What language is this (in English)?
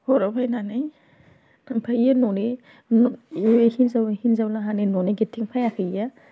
Bodo